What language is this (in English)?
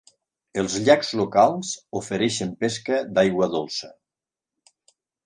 Catalan